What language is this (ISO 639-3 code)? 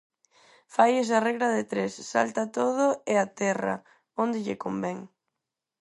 glg